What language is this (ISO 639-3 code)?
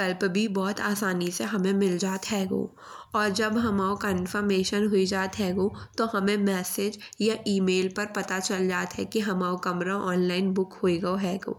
bns